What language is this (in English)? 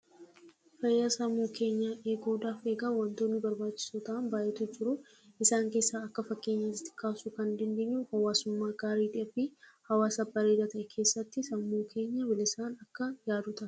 Oromo